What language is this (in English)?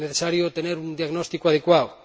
Spanish